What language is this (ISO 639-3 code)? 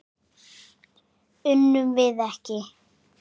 isl